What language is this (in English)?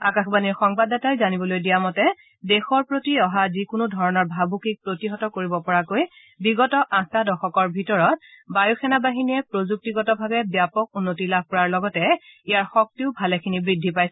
Assamese